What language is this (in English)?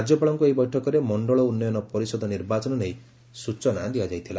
Odia